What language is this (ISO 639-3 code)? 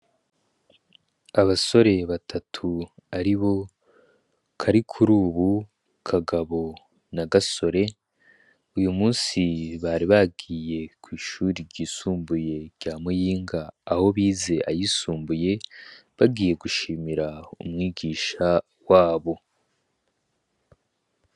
run